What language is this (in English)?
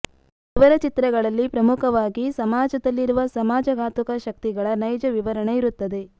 Kannada